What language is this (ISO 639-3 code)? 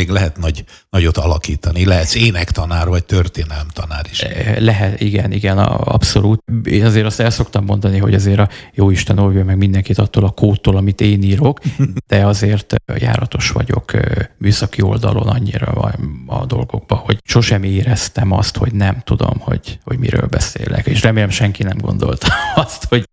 hun